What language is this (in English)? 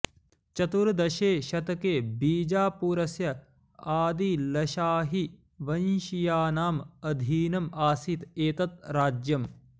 Sanskrit